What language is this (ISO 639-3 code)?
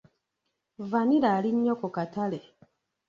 lug